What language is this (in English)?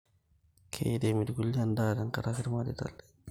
Masai